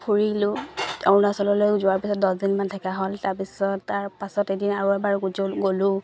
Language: Assamese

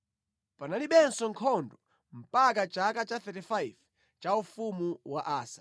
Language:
Nyanja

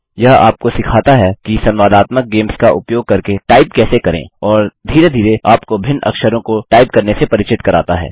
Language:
Hindi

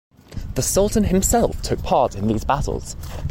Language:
English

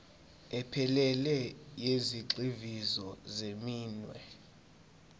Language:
Zulu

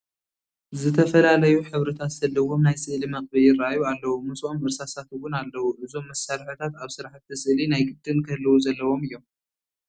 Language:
Tigrinya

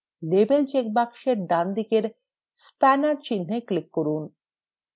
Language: Bangla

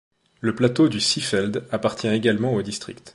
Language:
French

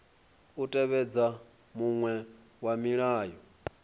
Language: Venda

